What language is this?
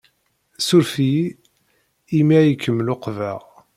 Kabyle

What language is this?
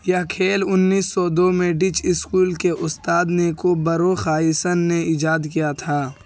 Urdu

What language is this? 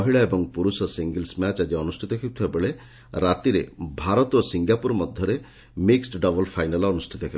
Odia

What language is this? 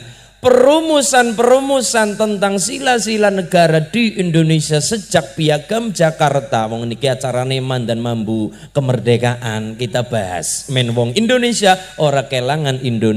Indonesian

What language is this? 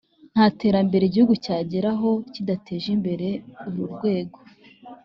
Kinyarwanda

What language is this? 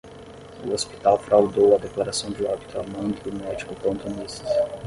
Portuguese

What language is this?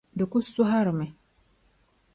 Dagbani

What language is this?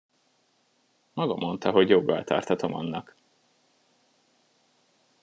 Hungarian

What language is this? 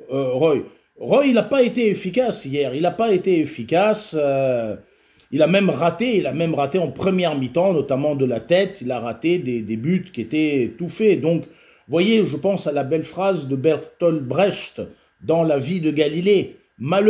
French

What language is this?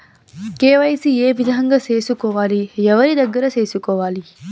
Telugu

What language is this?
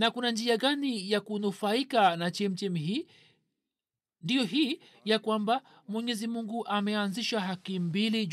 Swahili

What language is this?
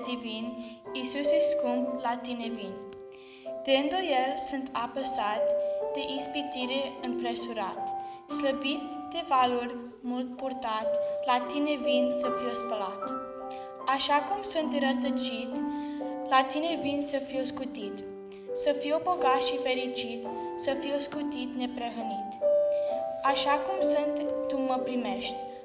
Romanian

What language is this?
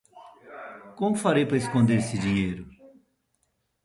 Portuguese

